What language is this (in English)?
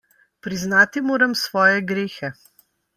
Slovenian